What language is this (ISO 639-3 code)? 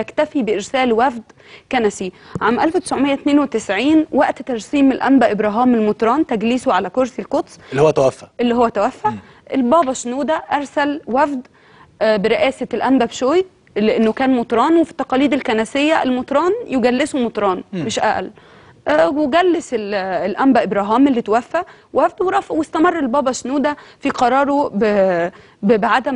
ara